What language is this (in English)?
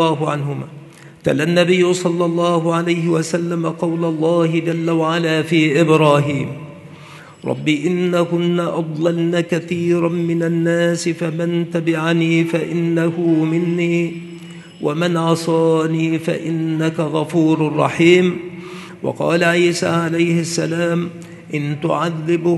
Arabic